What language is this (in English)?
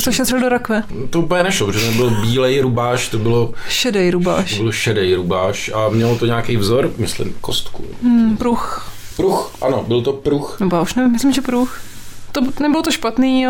Czech